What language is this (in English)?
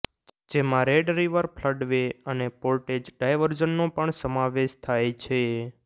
Gujarati